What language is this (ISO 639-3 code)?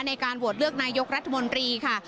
tha